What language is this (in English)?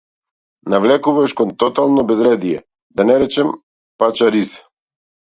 Macedonian